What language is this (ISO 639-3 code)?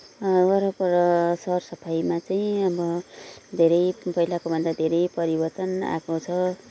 nep